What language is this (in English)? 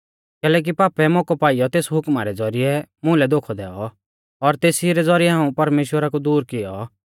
Mahasu Pahari